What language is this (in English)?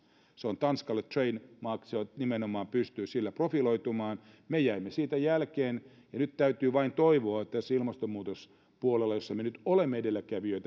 Finnish